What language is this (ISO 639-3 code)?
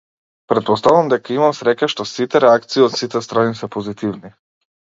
mkd